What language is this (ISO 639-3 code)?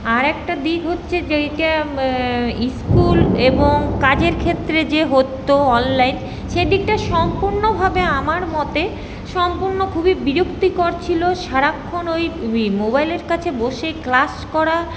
ben